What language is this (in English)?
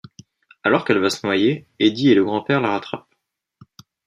French